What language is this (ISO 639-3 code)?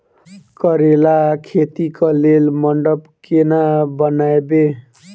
mai